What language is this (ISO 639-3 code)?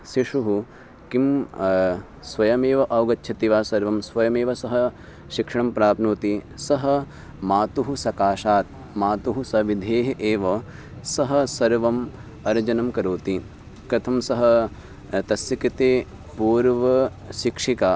san